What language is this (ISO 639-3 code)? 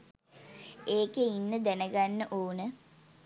sin